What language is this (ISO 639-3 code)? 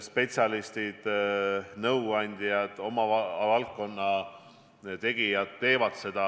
est